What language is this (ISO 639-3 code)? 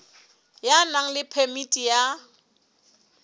sot